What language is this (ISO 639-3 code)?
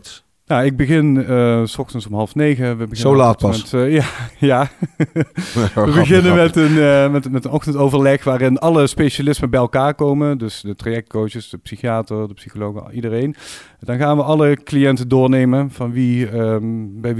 nld